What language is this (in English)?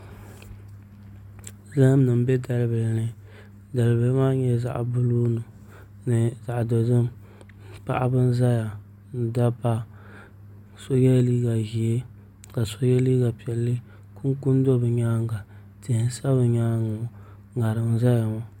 Dagbani